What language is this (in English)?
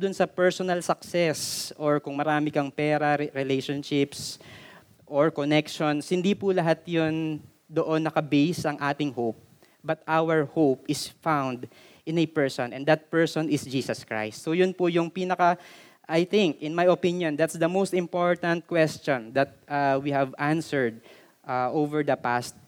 Filipino